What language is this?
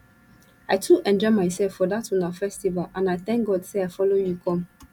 Nigerian Pidgin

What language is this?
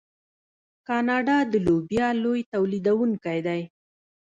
Pashto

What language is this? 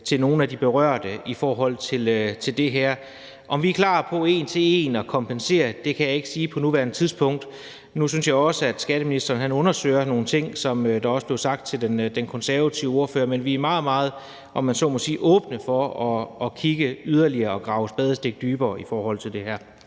Danish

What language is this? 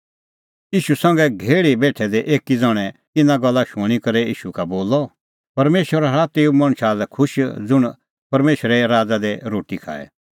Kullu Pahari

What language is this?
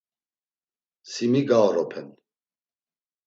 Laz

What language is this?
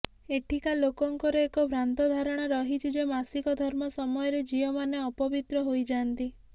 Odia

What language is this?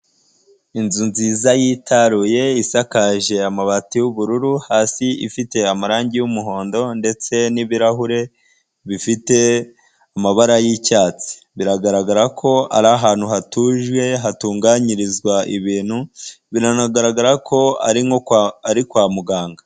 Kinyarwanda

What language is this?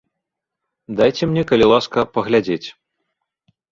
Belarusian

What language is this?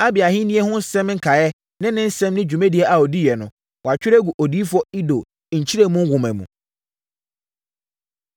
Akan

